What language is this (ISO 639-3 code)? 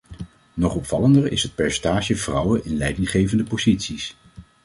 nld